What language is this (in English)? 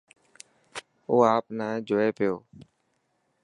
Dhatki